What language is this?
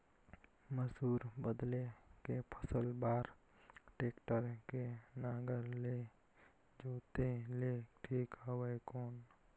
Chhattisgarhi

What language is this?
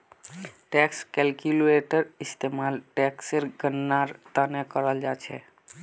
Magahi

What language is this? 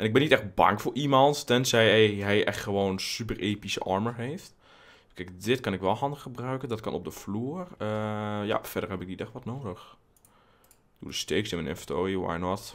Dutch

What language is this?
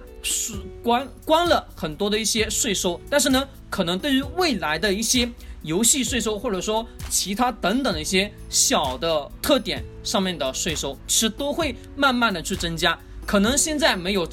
Chinese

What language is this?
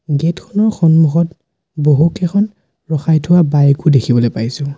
Assamese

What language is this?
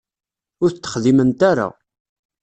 Kabyle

